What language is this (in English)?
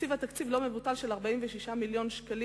Hebrew